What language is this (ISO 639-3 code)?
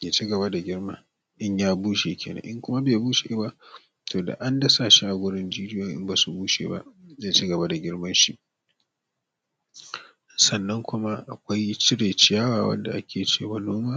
hau